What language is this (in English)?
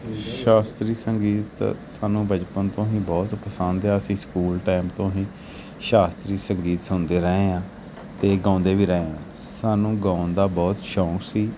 Punjabi